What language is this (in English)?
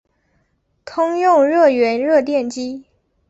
Chinese